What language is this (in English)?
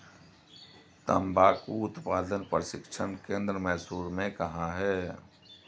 Hindi